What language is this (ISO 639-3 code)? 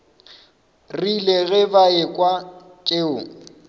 nso